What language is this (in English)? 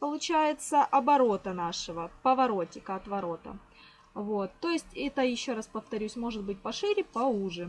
Russian